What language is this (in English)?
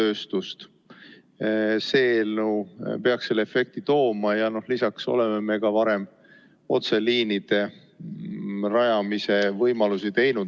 Estonian